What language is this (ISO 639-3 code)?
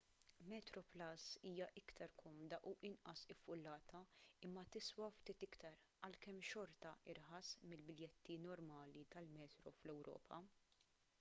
mlt